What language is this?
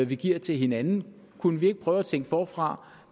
Danish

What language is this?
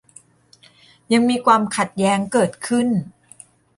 Thai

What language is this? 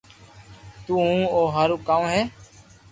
Loarki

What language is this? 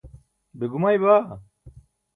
Burushaski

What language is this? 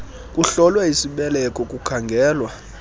Xhosa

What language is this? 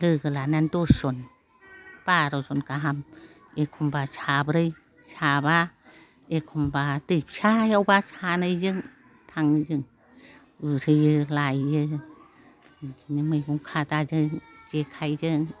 Bodo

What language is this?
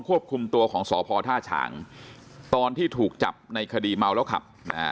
Thai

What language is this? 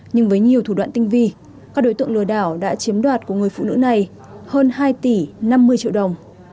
Vietnamese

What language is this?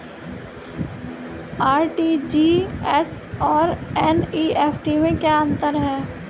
Hindi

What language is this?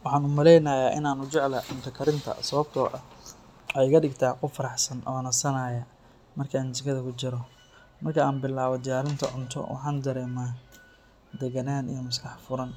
Somali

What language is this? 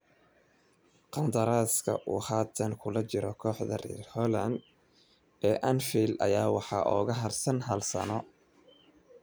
Somali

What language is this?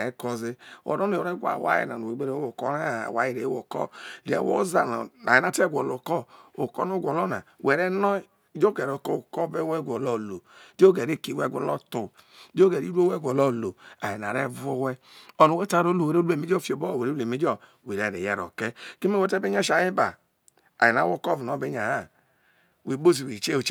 Isoko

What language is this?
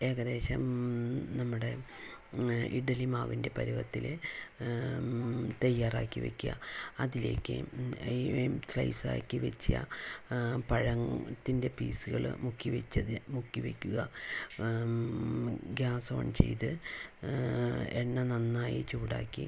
Malayalam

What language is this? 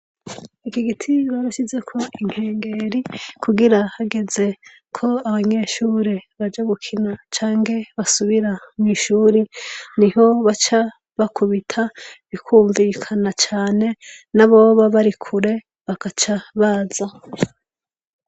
Rundi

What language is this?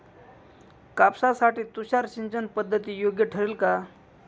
Marathi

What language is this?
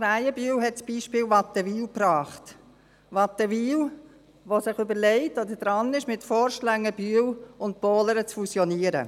Swiss German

